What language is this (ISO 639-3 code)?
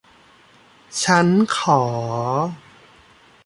tha